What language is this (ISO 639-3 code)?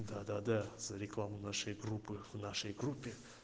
rus